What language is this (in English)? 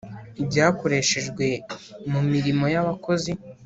Kinyarwanda